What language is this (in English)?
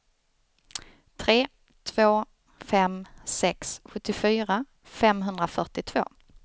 Swedish